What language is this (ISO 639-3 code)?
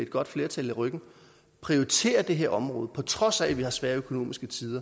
dan